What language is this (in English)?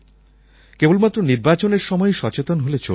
Bangla